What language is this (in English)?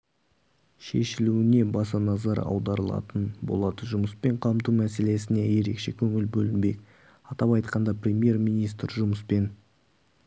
Kazakh